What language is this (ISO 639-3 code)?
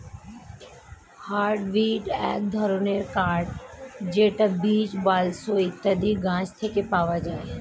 ben